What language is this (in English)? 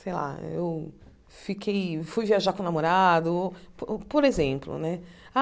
Portuguese